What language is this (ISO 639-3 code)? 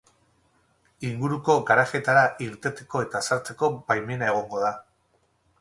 eus